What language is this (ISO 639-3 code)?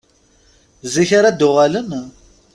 kab